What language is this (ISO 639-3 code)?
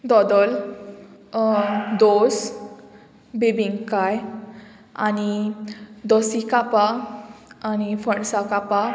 kok